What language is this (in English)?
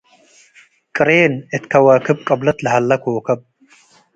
Tigre